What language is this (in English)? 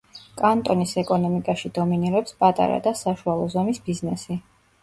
Georgian